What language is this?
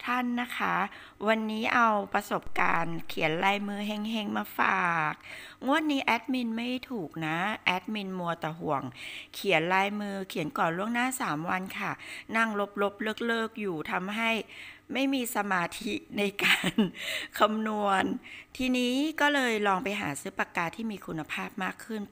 Thai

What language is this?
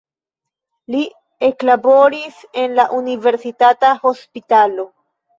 Esperanto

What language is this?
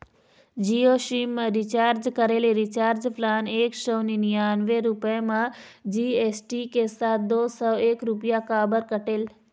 Chhattisgarhi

